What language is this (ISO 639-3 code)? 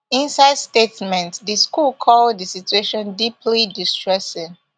pcm